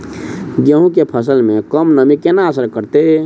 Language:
Maithili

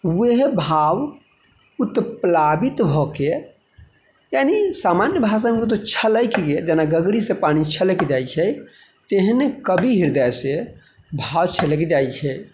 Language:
Maithili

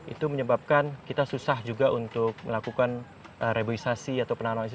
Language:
Indonesian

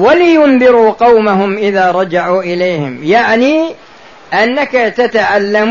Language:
Arabic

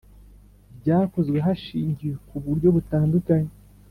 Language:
Kinyarwanda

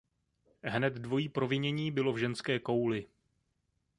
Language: Czech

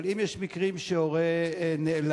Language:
Hebrew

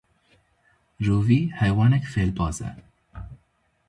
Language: Kurdish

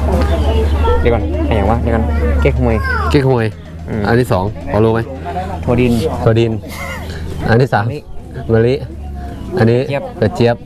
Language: Thai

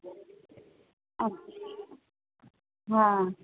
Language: Sindhi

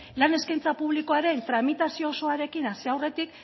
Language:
Basque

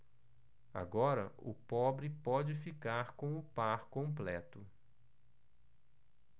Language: Portuguese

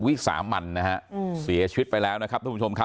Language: Thai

